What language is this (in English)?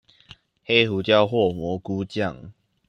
Chinese